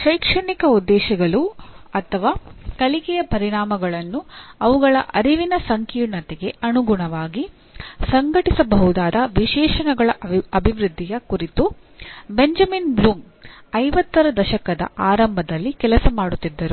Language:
Kannada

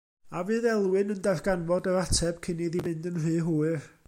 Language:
Welsh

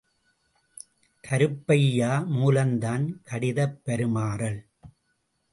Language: Tamil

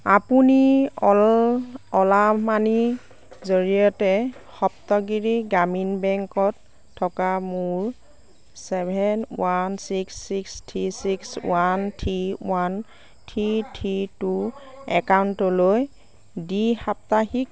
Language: Assamese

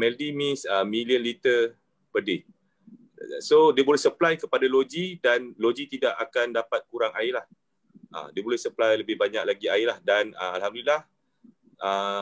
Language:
Malay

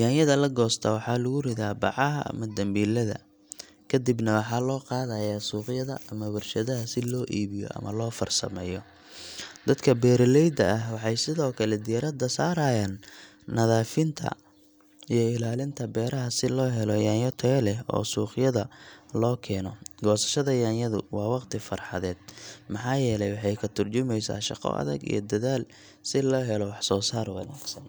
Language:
Somali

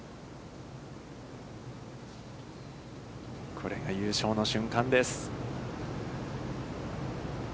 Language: Japanese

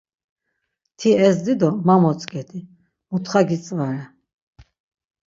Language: Laz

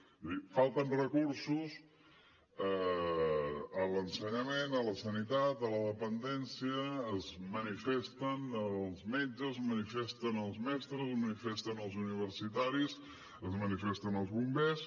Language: Catalan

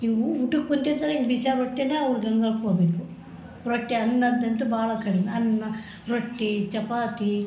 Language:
Kannada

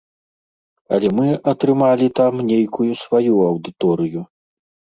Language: Belarusian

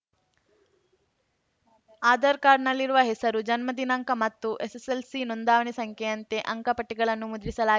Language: Kannada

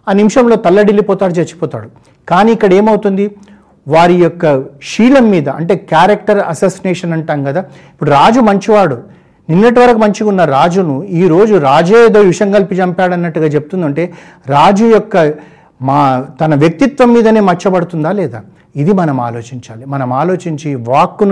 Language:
Telugu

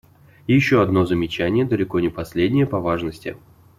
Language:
Russian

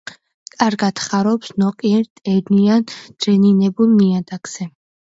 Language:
Georgian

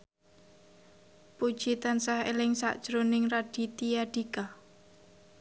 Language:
Javanese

